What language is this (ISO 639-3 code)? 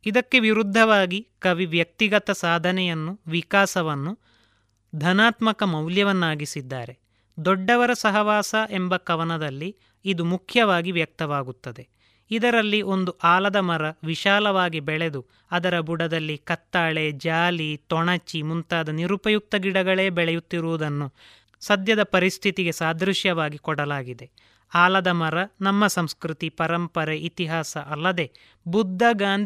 kan